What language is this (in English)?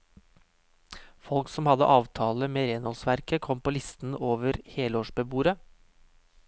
Norwegian